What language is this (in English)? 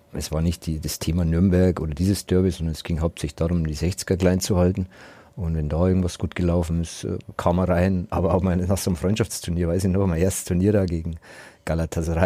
German